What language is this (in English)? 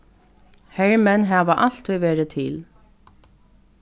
Faroese